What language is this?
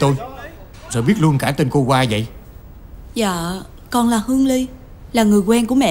Vietnamese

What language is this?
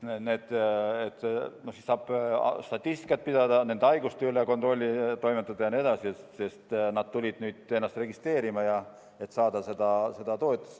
Estonian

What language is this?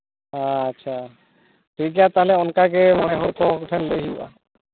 Santali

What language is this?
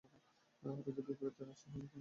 Bangla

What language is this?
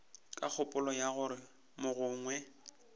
Northern Sotho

